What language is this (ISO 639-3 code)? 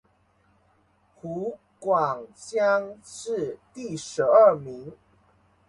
zho